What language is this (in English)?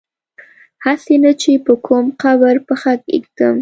Pashto